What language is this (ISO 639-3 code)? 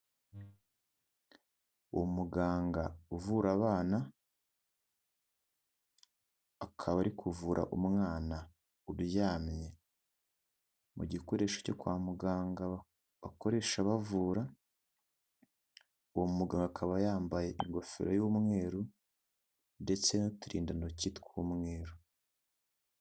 kin